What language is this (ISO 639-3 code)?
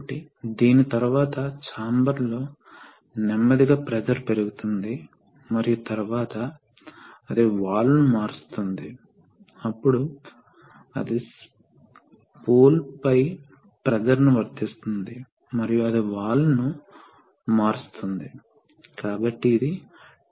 tel